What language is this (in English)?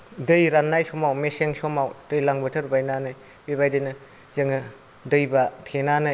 Bodo